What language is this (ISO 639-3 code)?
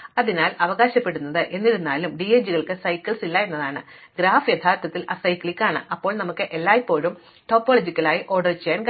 mal